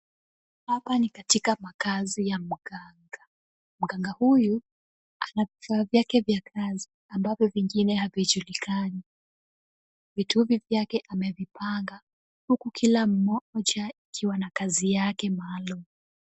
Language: Swahili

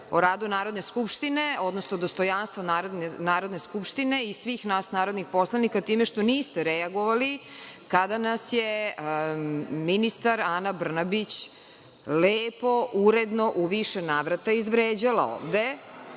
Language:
Serbian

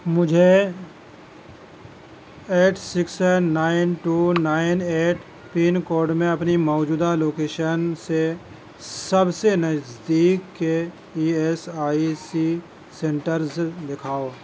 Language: Urdu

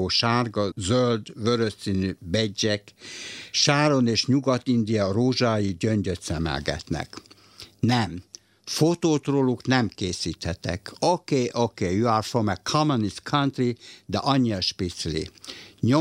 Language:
Hungarian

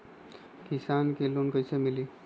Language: Magahi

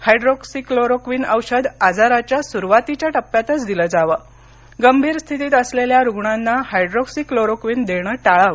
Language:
Marathi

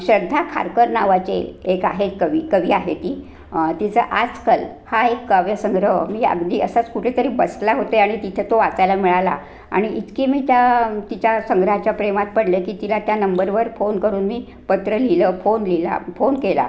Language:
Marathi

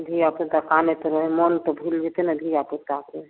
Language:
Maithili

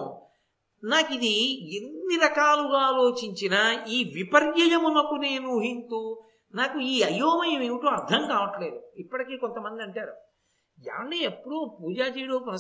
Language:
Telugu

